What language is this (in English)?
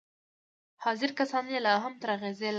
Pashto